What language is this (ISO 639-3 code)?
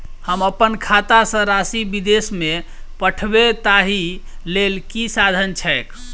mai